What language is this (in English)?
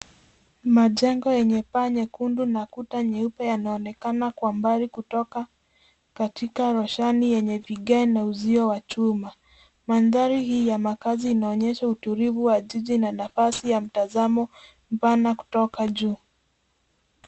Swahili